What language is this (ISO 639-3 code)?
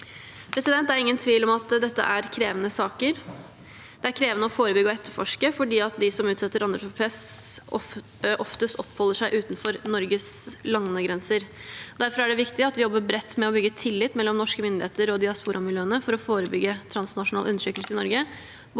nor